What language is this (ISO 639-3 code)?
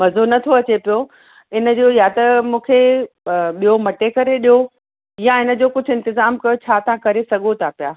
snd